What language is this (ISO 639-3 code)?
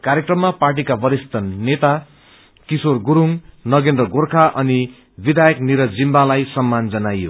nep